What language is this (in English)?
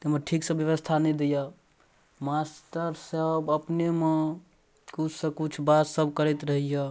Maithili